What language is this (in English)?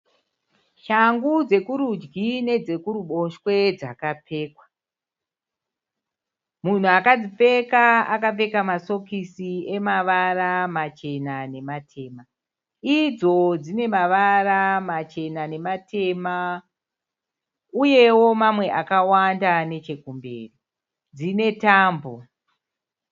Shona